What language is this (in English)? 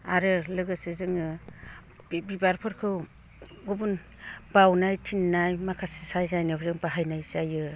Bodo